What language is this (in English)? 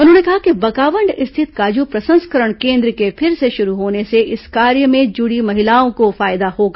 Hindi